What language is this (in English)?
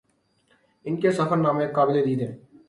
Urdu